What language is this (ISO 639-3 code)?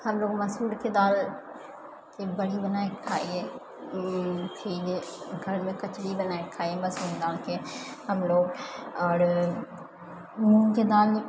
mai